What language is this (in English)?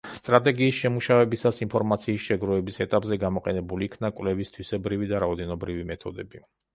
Georgian